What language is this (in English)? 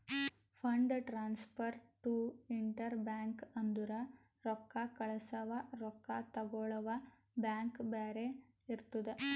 Kannada